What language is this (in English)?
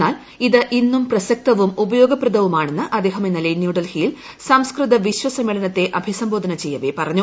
Malayalam